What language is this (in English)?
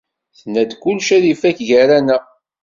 Kabyle